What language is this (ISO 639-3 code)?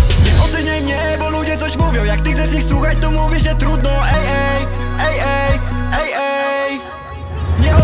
pol